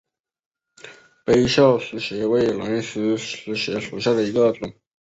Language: Chinese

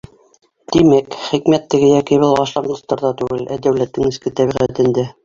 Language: Bashkir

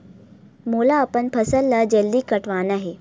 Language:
Chhattisgarhi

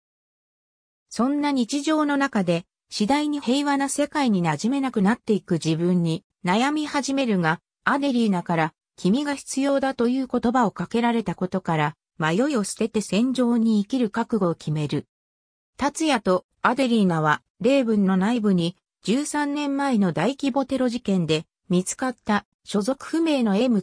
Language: Japanese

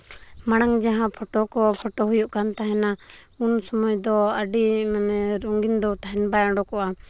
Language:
Santali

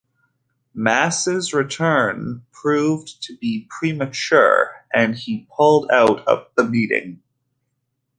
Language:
English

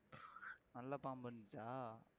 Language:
Tamil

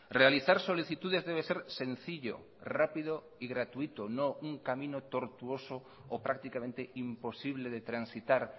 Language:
Spanish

